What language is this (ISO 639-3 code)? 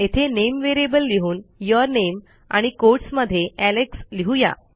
mar